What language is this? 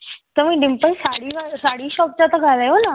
Sindhi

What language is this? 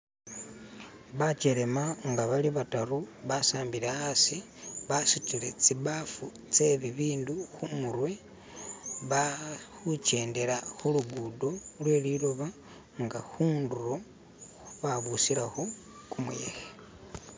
Masaaba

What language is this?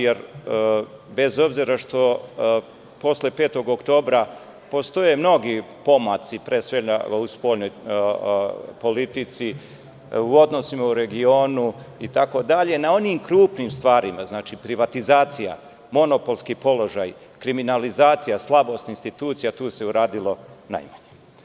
Serbian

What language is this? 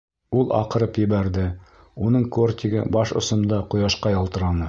Bashkir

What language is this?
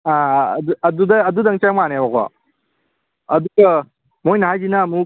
Manipuri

